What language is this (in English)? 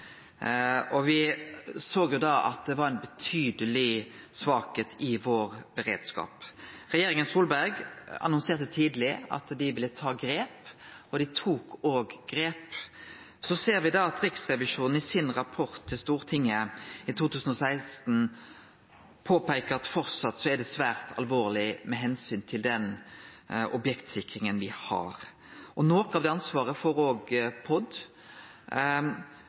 Norwegian Nynorsk